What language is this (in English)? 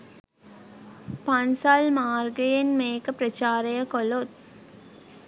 Sinhala